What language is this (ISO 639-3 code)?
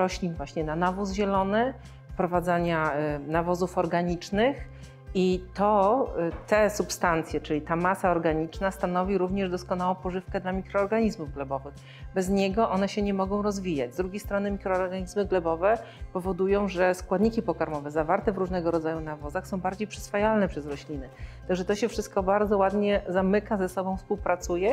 pol